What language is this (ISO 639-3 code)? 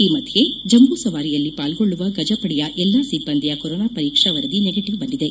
kan